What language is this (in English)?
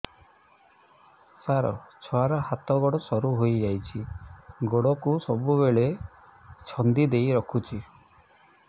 Odia